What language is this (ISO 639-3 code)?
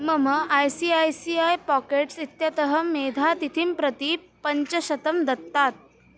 san